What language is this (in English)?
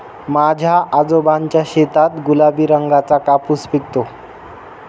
Marathi